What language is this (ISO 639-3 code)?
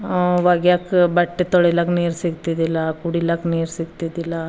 kan